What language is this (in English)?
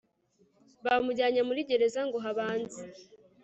Kinyarwanda